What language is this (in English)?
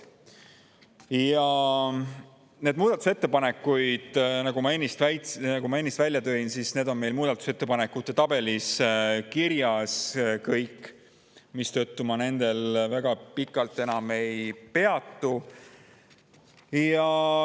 Estonian